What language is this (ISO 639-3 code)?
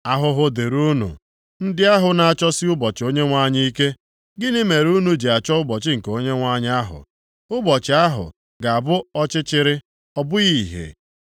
ibo